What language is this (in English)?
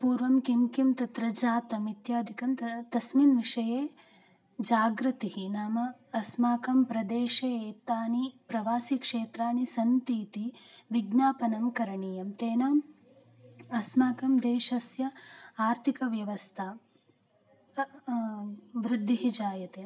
Sanskrit